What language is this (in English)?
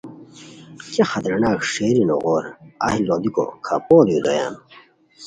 Khowar